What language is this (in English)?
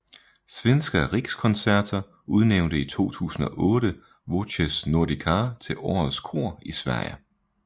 Danish